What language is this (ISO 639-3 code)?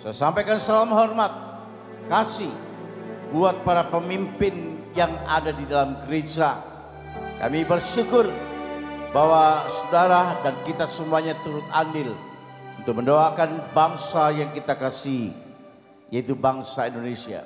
ind